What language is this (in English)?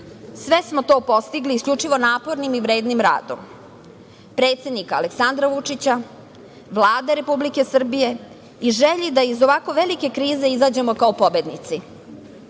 Serbian